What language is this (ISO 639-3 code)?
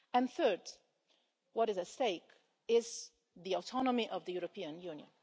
eng